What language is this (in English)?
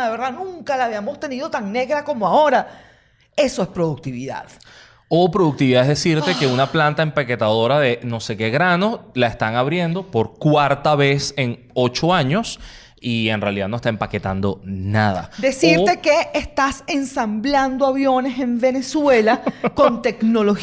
Spanish